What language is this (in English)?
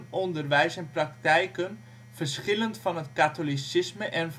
Dutch